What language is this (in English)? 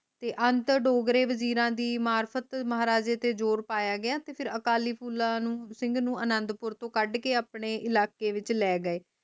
Punjabi